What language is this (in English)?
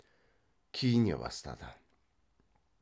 Kazakh